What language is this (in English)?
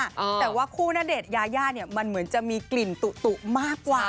Thai